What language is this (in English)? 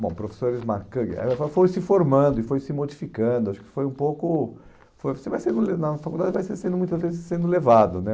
Portuguese